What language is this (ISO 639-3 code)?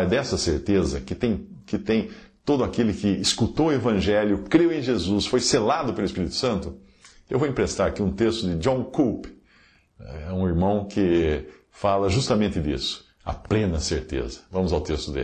por